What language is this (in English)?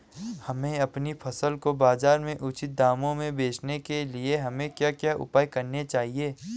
Hindi